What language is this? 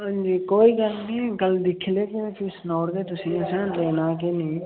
Dogri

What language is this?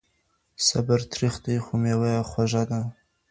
Pashto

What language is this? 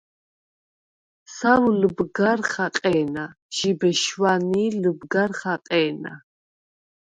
Svan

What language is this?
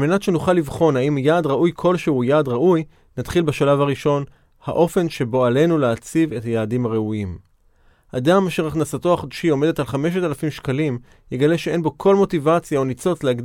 Hebrew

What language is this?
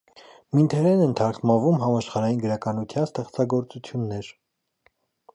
Armenian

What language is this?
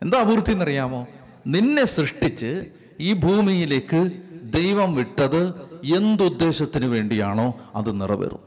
Malayalam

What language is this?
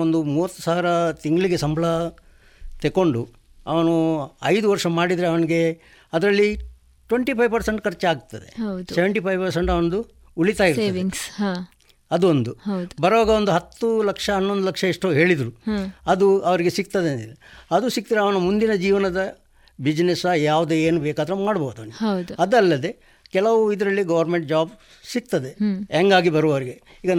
Kannada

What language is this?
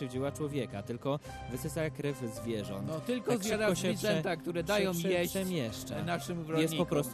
Polish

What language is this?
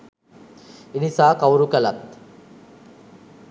Sinhala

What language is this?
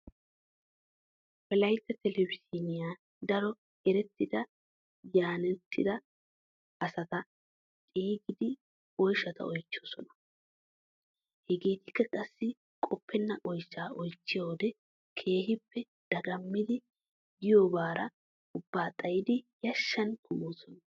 Wolaytta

